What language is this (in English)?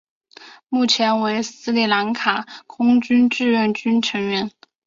Chinese